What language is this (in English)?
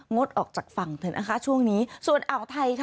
Thai